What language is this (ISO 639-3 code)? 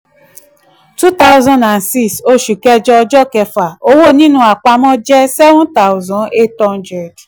yor